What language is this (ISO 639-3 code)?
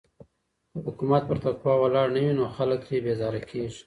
pus